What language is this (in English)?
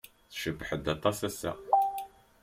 Kabyle